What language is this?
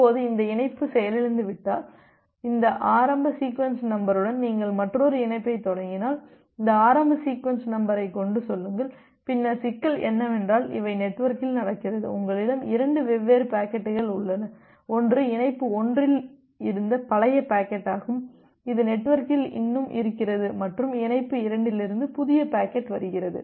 Tamil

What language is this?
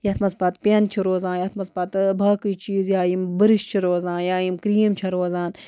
Kashmiri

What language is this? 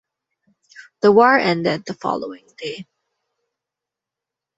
English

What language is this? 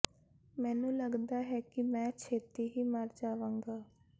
Punjabi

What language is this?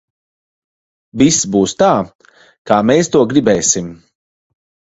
Latvian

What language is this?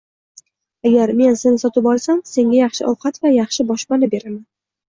Uzbek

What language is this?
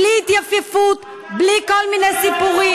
Hebrew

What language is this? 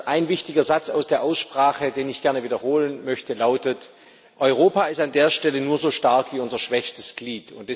German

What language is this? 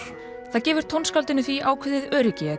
Icelandic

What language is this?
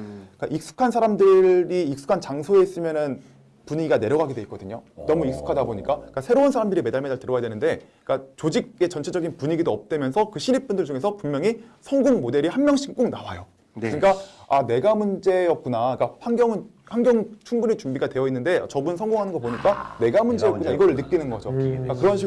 Korean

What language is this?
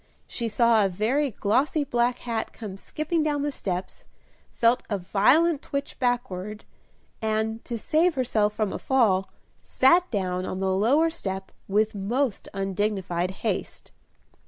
English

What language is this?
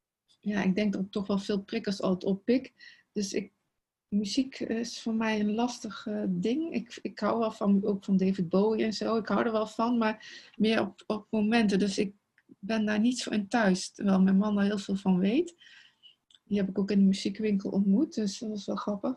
Dutch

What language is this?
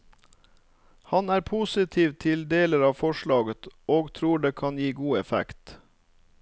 Norwegian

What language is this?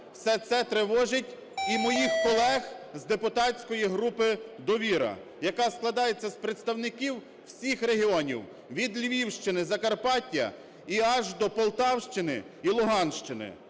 Ukrainian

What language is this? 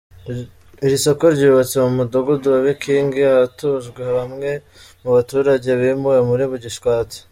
Kinyarwanda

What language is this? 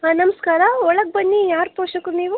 Kannada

